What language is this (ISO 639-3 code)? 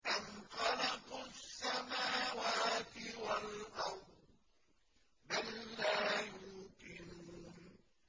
ara